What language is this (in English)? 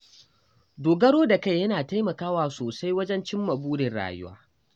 Hausa